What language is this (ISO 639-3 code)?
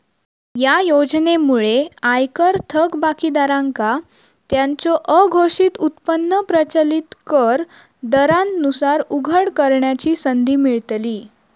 mar